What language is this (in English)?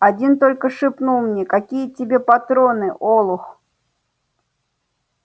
Russian